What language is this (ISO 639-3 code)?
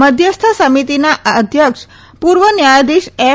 guj